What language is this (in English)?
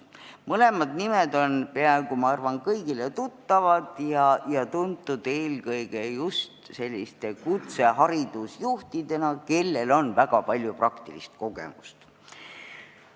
Estonian